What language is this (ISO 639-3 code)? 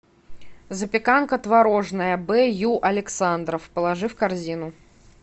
rus